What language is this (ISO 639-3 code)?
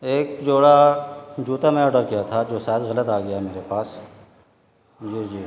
urd